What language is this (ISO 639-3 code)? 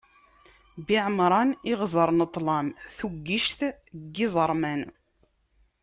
kab